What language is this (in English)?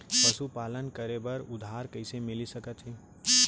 Chhattisgarhi